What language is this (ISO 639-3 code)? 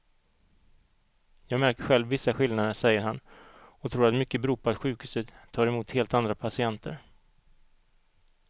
swe